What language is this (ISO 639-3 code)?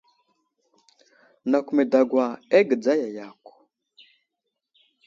udl